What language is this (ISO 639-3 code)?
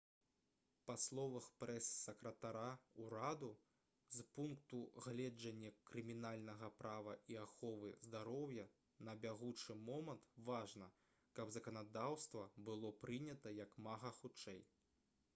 bel